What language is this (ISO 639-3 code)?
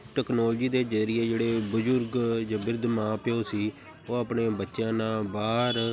pan